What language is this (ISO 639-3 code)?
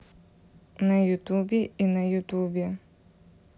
rus